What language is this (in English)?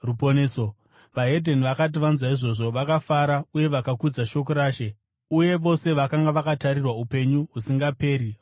Shona